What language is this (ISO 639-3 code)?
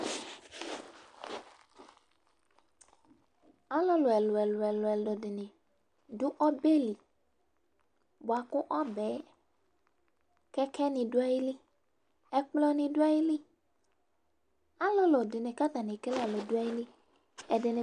kpo